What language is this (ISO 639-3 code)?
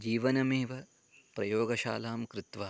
san